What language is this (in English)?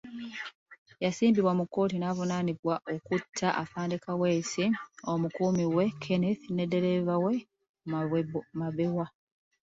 Ganda